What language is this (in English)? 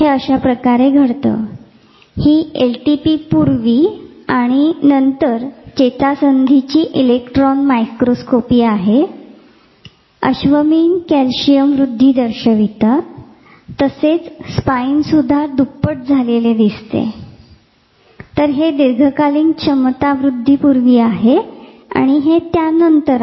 Marathi